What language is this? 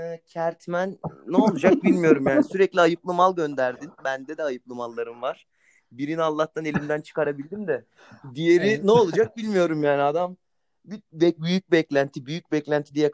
Turkish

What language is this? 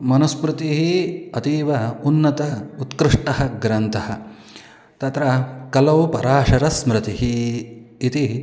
Sanskrit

